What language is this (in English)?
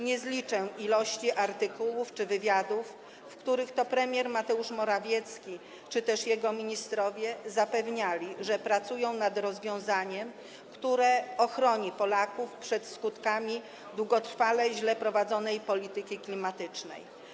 Polish